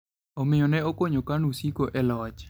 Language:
Luo (Kenya and Tanzania)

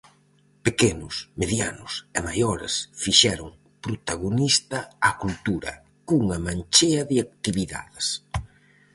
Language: Galician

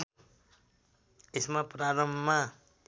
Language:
Nepali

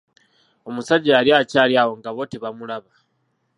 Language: Ganda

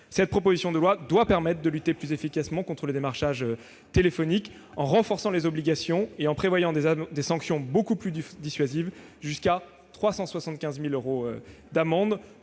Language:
French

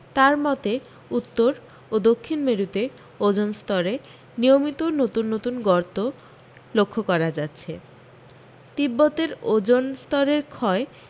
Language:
Bangla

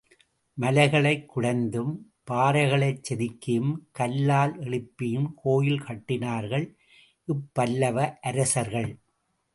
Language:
Tamil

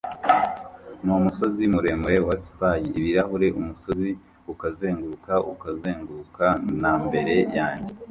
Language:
Kinyarwanda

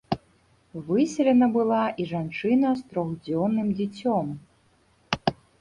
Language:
Belarusian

